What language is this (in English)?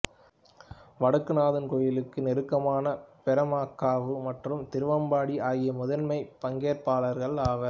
Tamil